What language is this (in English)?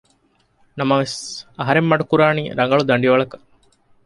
Divehi